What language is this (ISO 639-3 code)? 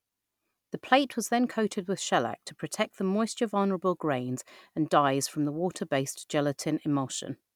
eng